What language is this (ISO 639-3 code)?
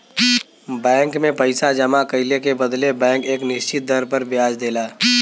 bho